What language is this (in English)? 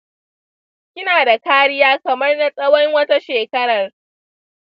Hausa